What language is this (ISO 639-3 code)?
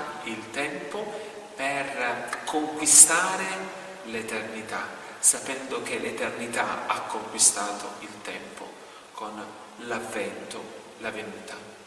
ita